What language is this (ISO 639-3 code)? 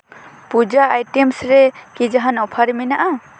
sat